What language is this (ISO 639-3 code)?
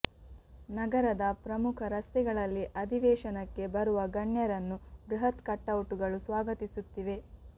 kan